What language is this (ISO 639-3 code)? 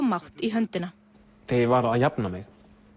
isl